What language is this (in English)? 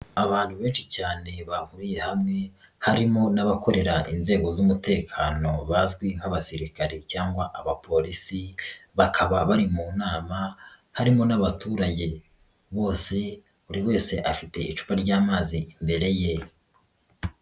Kinyarwanda